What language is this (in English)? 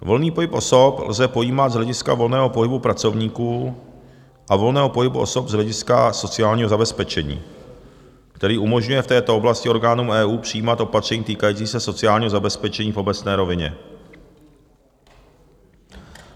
Czech